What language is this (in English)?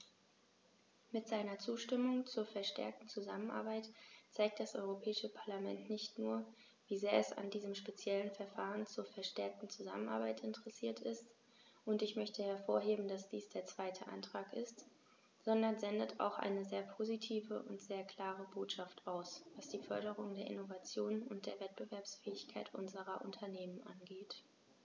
German